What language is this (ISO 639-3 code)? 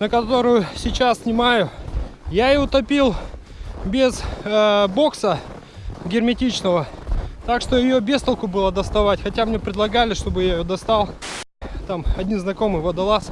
rus